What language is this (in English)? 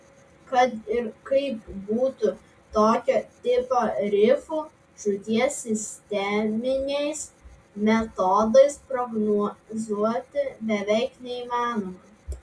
Lithuanian